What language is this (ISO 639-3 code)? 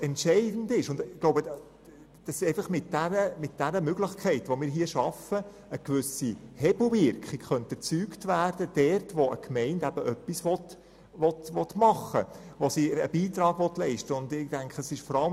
gsw